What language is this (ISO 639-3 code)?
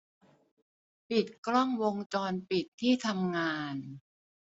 tha